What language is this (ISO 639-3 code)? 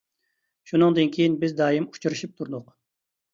uig